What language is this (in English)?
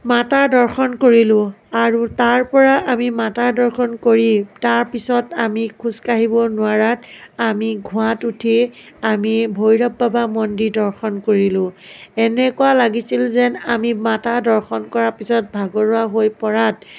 Assamese